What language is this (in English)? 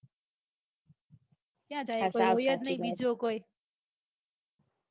Gujarati